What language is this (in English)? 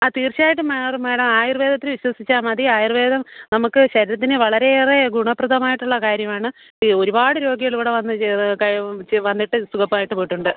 Malayalam